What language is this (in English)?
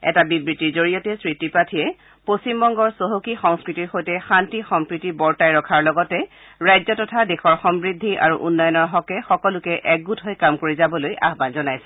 Assamese